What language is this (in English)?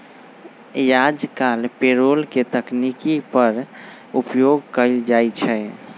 Magahi